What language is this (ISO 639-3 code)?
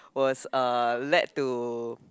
eng